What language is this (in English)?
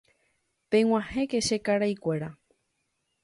Guarani